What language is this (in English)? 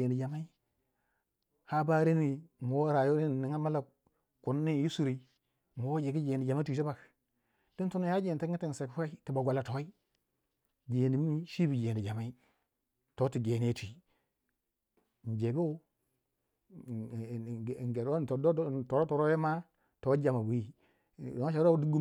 Waja